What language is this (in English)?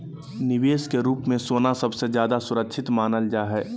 Magahi